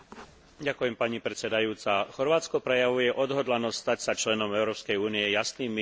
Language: Slovak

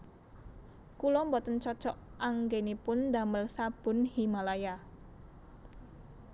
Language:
Javanese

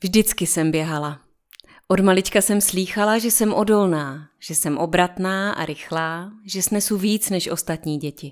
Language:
Czech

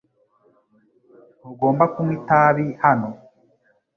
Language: Kinyarwanda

